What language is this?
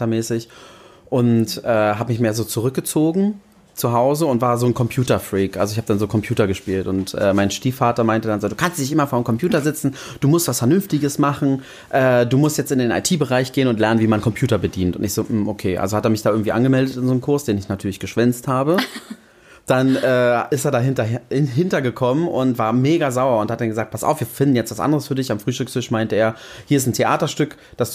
German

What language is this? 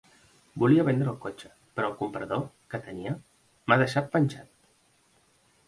Catalan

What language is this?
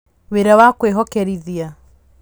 Kikuyu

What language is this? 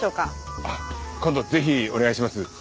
Japanese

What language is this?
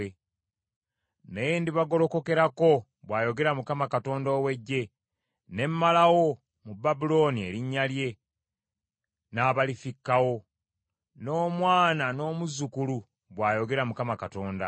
Ganda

